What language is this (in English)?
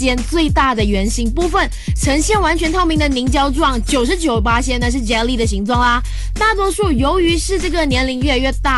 Chinese